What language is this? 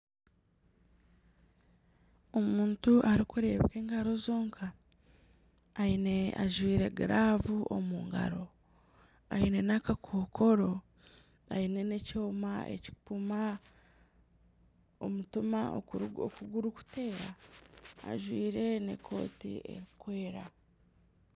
Nyankole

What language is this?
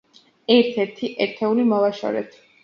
Georgian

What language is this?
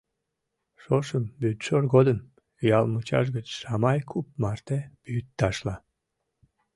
Mari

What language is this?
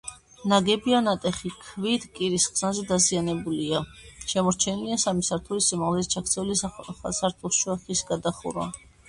Georgian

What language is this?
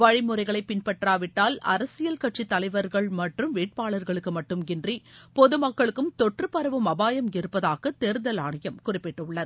Tamil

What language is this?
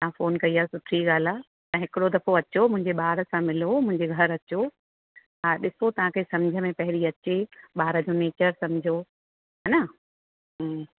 Sindhi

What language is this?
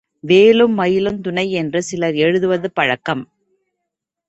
Tamil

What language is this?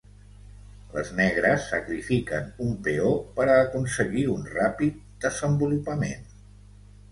Catalan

